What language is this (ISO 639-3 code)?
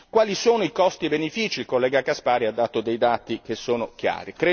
ita